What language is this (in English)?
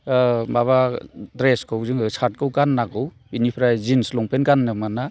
Bodo